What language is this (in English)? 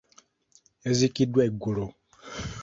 Ganda